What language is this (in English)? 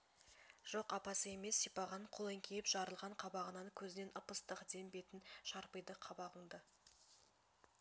Kazakh